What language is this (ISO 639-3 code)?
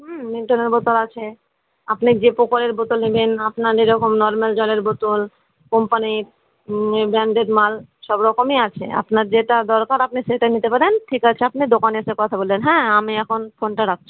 ben